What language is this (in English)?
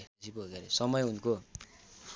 Nepali